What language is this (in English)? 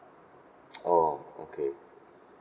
English